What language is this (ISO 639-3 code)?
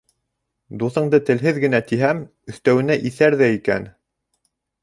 bak